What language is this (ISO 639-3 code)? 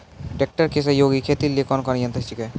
mai